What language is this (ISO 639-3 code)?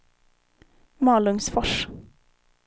swe